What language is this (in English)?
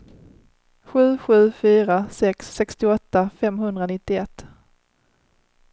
Swedish